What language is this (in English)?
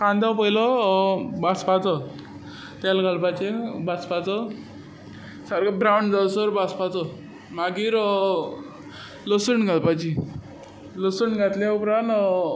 Konkani